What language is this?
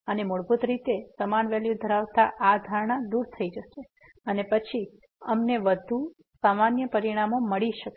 Gujarati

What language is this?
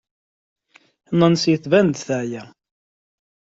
Kabyle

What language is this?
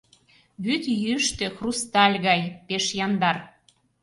Mari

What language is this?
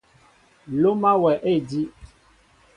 Mbo (Cameroon)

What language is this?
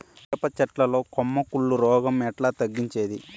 Telugu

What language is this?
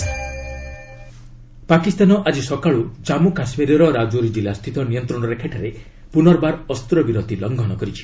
Odia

